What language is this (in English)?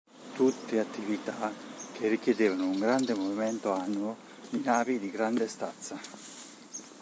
Italian